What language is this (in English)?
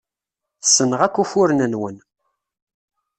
Kabyle